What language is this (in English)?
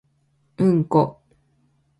Japanese